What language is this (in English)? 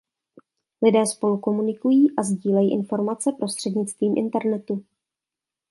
Czech